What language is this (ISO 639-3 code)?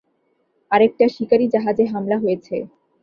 ben